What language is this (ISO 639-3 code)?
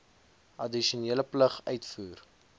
afr